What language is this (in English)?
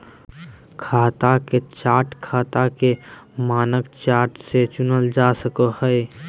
Magahi